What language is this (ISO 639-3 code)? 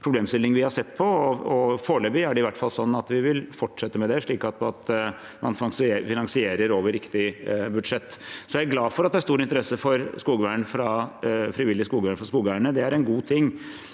nor